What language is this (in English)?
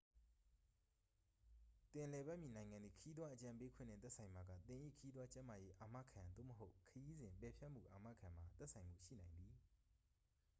Burmese